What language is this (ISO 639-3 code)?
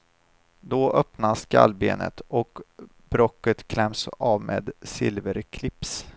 swe